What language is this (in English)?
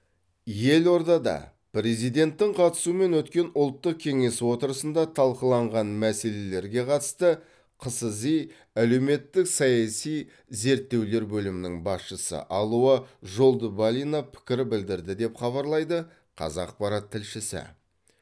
Kazakh